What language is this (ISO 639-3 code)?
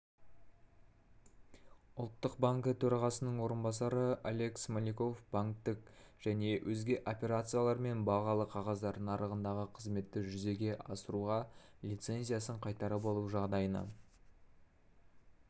kaz